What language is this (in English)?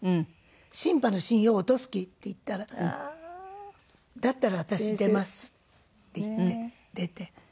Japanese